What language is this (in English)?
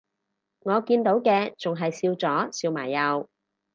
Cantonese